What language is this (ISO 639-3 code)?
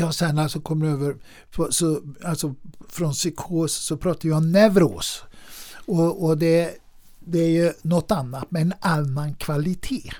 swe